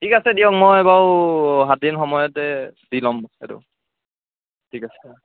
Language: Assamese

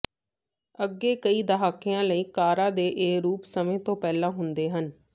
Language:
Punjabi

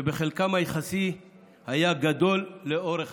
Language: Hebrew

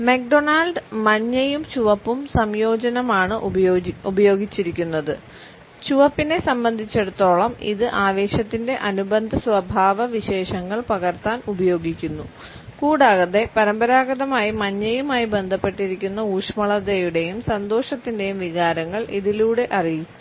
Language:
Malayalam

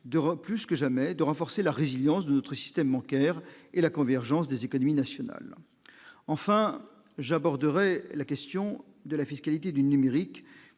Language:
French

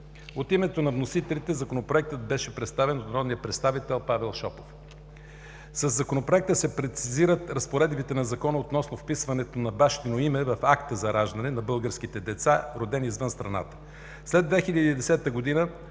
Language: Bulgarian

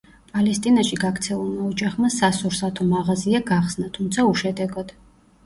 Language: Georgian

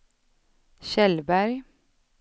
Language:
Swedish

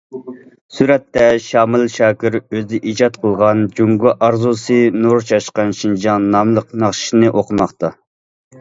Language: Uyghur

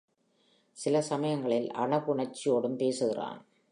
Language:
Tamil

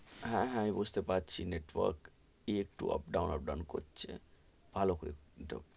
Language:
Bangla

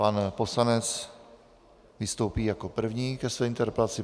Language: Czech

